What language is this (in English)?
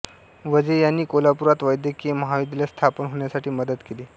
Marathi